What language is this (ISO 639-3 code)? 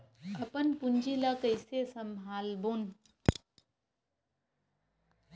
hne